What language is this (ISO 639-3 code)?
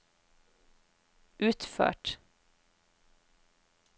nor